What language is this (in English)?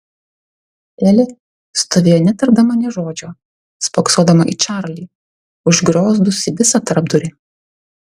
Lithuanian